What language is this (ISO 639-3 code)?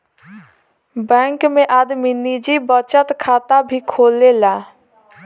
bho